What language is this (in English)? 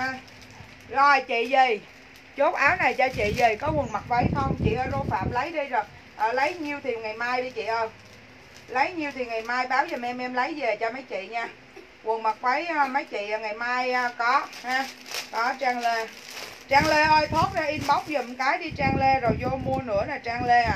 Vietnamese